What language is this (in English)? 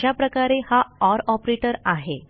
Marathi